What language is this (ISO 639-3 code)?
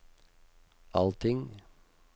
nor